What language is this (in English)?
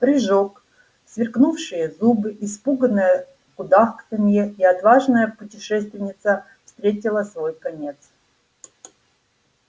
Russian